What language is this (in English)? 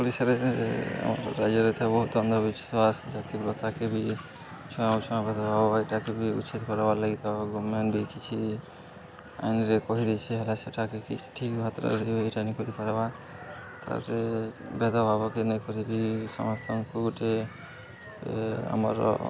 Odia